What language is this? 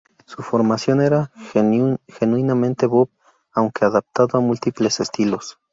Spanish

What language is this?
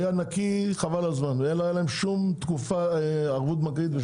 Hebrew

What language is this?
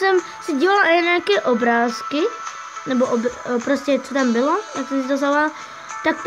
Czech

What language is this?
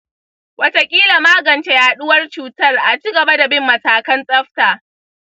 Hausa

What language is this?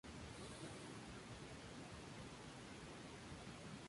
Spanish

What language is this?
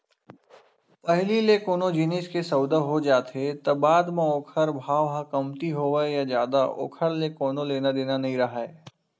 Chhattisgarhi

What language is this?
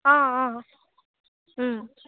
Assamese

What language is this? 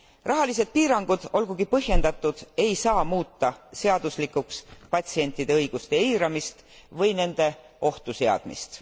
Estonian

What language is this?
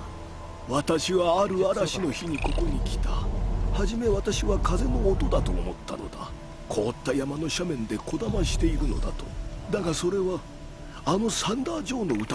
Japanese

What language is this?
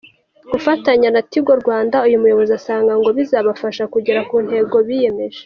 Kinyarwanda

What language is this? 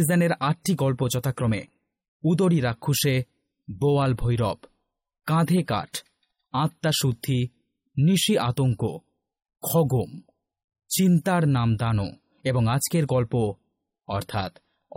Bangla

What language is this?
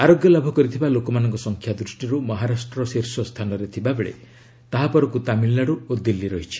Odia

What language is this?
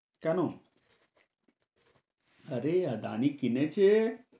Bangla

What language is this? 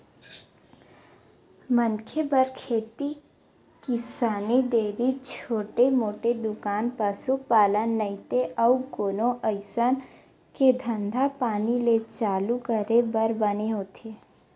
Chhattisgarhi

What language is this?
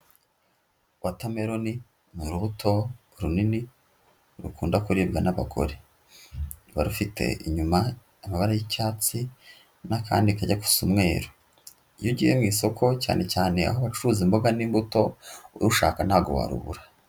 Kinyarwanda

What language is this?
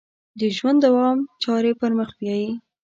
Pashto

